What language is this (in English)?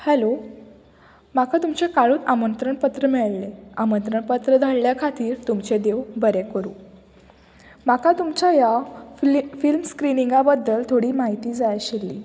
Konkani